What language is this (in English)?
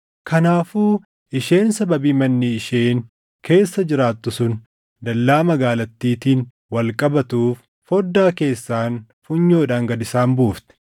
Oromo